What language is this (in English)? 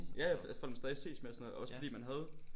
Danish